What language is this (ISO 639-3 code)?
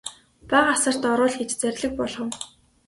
mon